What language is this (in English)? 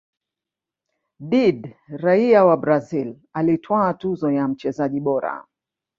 Swahili